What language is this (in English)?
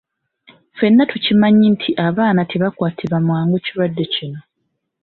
Ganda